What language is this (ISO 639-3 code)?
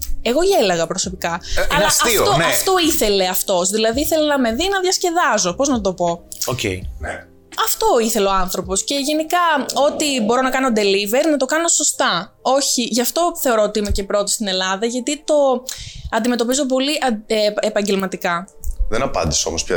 ell